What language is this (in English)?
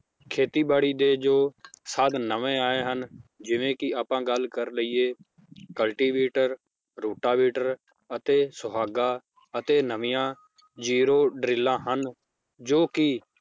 Punjabi